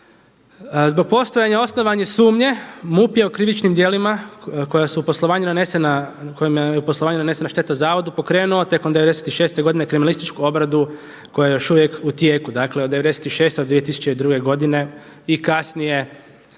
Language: Croatian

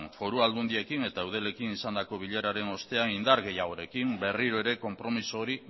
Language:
Basque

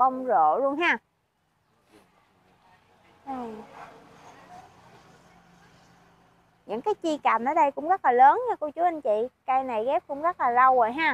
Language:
Vietnamese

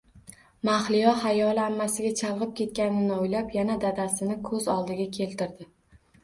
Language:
Uzbek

